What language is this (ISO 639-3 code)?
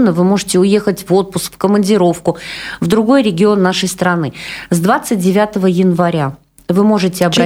rus